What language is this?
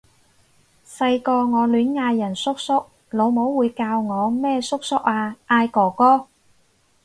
Cantonese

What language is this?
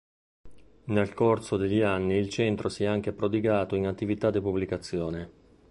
Italian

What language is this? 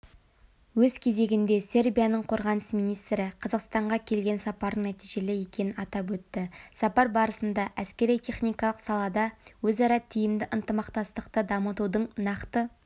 Kazakh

